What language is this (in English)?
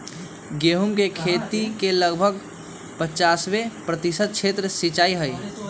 Magahi